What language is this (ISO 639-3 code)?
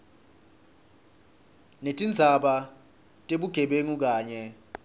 ssw